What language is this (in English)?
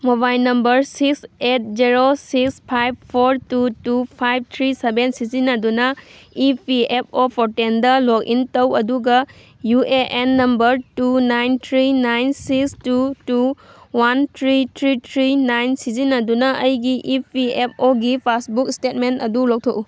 Manipuri